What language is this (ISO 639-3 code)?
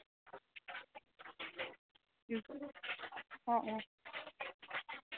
asm